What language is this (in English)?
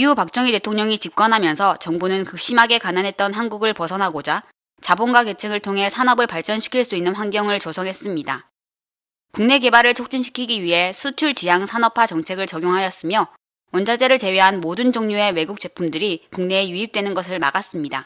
Korean